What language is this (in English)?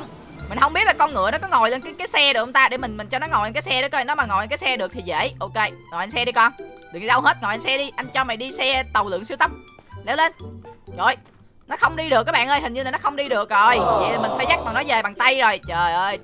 Vietnamese